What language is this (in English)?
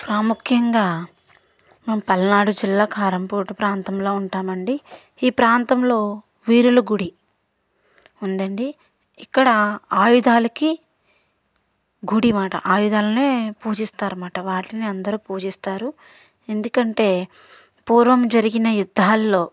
Telugu